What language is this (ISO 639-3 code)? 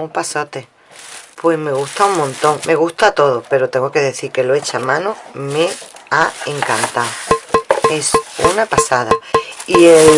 spa